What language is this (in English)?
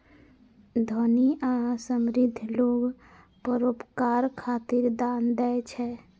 Maithili